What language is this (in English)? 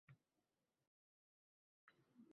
Uzbek